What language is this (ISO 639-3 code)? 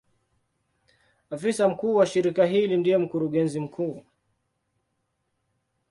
swa